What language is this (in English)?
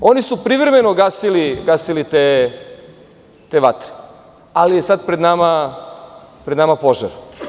Serbian